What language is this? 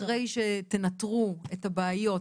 Hebrew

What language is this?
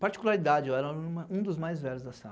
Portuguese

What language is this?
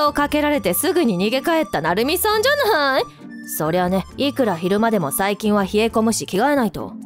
Japanese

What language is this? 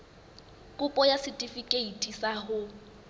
Southern Sotho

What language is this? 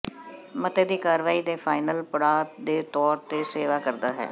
Punjabi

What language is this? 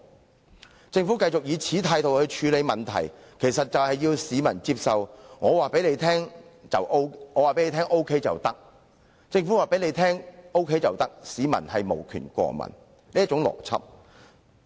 Cantonese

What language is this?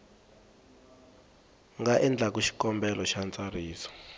Tsonga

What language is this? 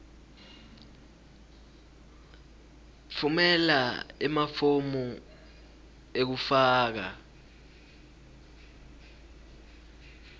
Swati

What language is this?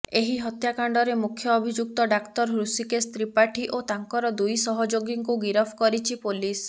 Odia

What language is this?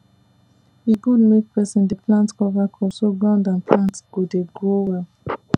Nigerian Pidgin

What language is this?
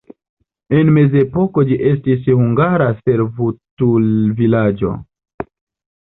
Esperanto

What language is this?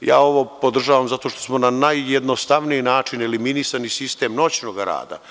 Serbian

